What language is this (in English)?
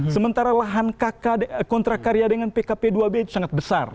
Indonesian